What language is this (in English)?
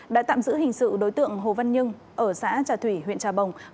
Vietnamese